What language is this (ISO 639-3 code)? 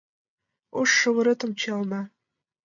chm